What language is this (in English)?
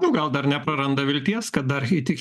Lithuanian